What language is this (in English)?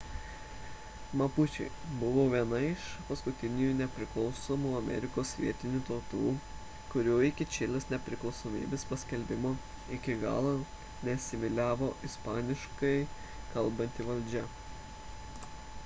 Lithuanian